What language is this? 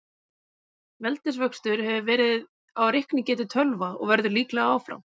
Icelandic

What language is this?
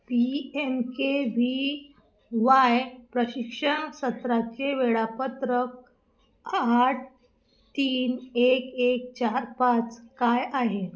Marathi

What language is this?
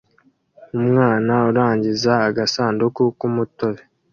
Kinyarwanda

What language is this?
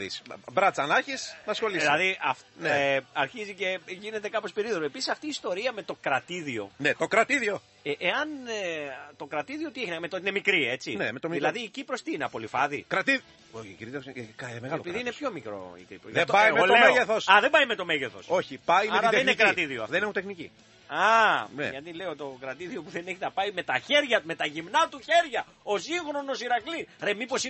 Greek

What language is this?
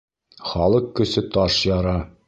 Bashkir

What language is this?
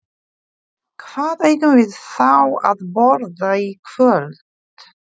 Icelandic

